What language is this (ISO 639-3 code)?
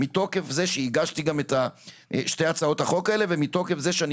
heb